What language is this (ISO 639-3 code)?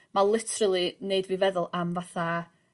cym